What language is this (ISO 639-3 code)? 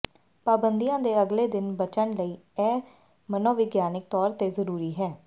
pan